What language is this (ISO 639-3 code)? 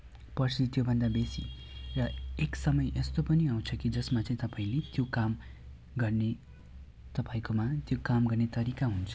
nep